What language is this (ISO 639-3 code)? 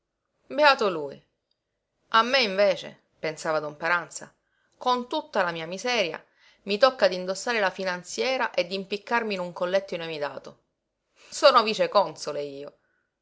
ita